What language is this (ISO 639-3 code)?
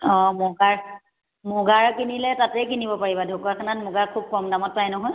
asm